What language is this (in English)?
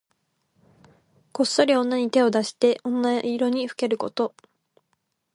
Japanese